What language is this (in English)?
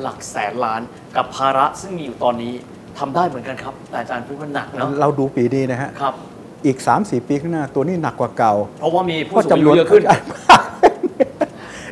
Thai